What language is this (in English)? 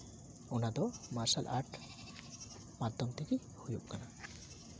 Santali